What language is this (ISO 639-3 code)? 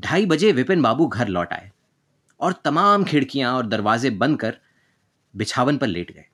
hin